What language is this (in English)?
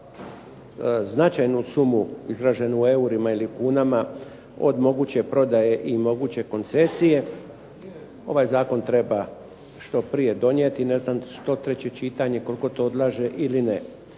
Croatian